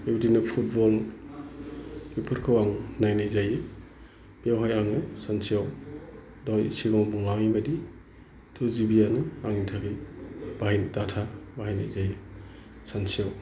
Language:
Bodo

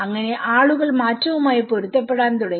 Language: Malayalam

